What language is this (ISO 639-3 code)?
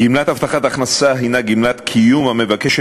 heb